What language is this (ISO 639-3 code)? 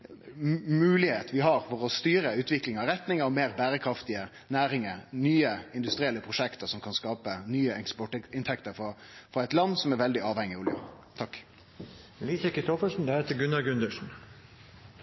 nno